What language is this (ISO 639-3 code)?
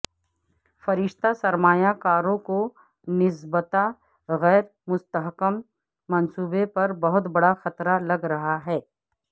urd